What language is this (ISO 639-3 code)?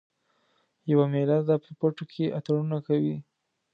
pus